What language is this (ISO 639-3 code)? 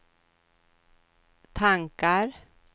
swe